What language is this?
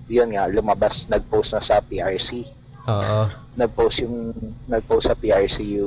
Filipino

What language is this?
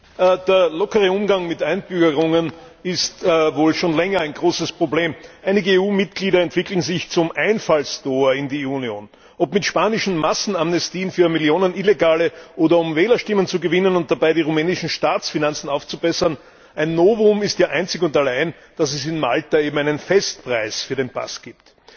German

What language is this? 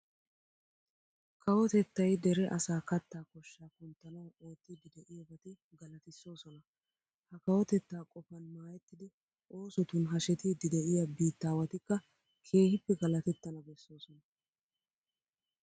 Wolaytta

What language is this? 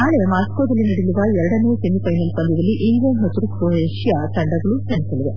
Kannada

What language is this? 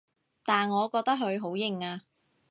Cantonese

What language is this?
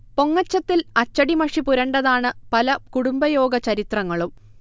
Malayalam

